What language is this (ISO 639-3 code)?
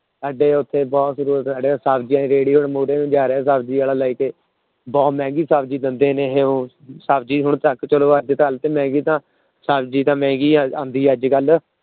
pan